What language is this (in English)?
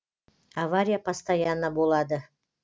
Kazakh